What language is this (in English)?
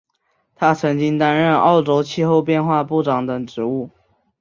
Chinese